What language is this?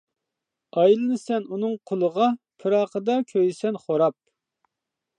Uyghur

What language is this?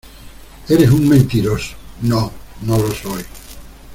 Spanish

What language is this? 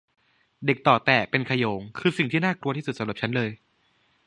Thai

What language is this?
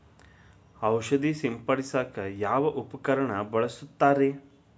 Kannada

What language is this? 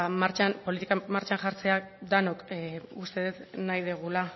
Basque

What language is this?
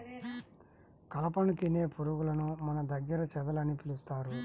Telugu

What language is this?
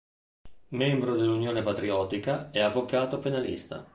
Italian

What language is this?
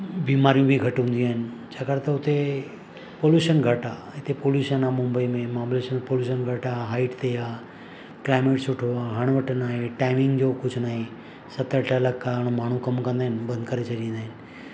Sindhi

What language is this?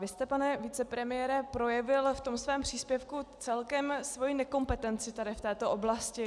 Czech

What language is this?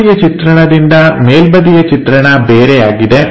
Kannada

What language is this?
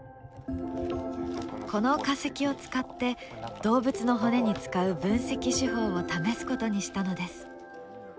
Japanese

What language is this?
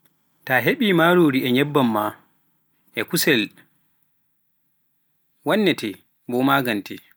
Pular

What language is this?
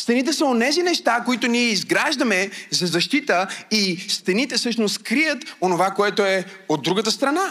Bulgarian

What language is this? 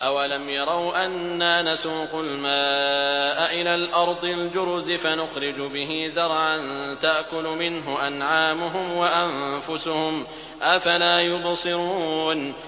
Arabic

